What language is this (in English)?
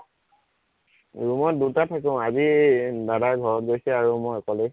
Assamese